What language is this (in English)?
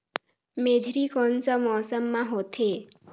Chhattisgarhi